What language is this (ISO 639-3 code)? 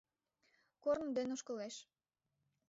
chm